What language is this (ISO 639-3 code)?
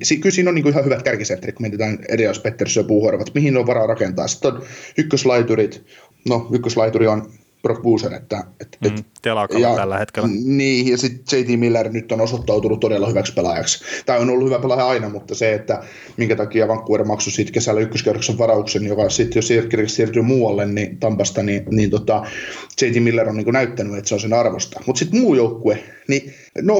fin